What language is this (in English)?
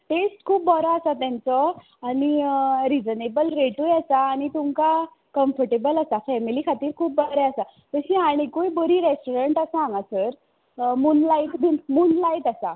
Konkani